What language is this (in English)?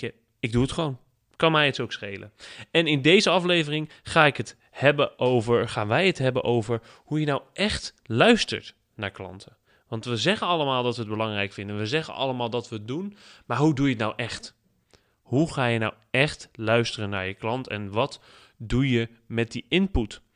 Dutch